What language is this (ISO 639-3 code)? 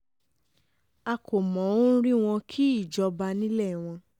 yor